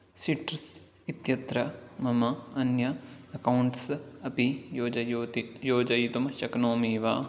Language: Sanskrit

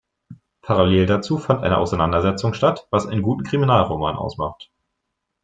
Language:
German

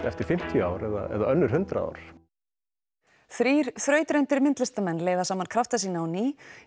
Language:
Icelandic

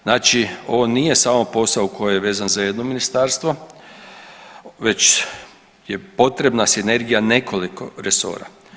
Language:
Croatian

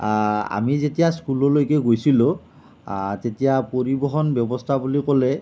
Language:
Assamese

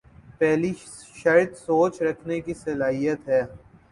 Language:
Urdu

